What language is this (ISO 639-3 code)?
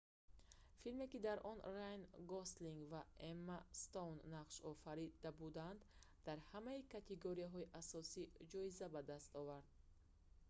tgk